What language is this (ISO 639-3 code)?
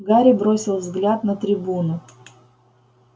rus